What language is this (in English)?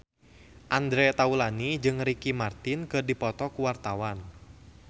Sundanese